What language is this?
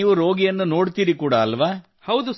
Kannada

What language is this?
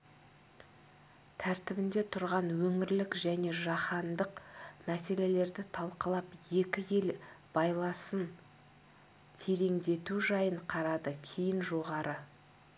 Kazakh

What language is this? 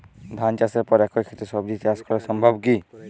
Bangla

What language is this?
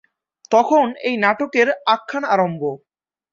Bangla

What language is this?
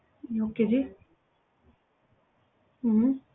Punjabi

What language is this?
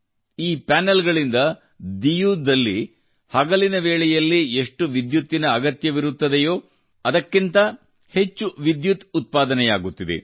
Kannada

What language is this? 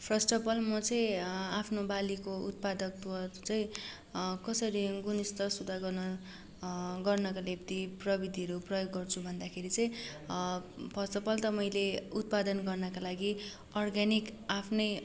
Nepali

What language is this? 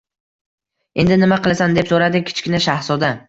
Uzbek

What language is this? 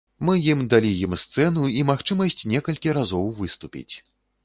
Belarusian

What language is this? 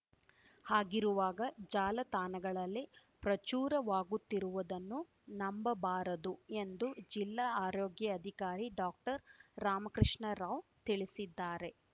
Kannada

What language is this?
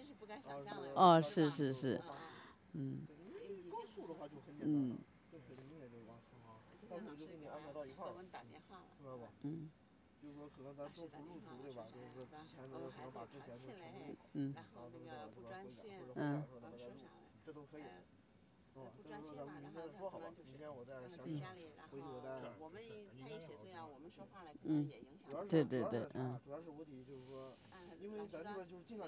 Chinese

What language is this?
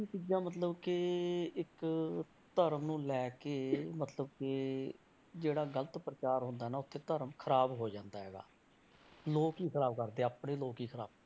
Punjabi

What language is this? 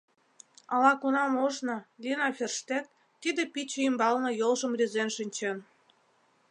Mari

